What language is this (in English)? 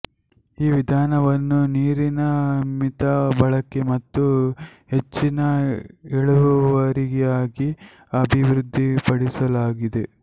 Kannada